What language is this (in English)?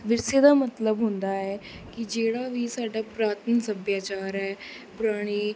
Punjabi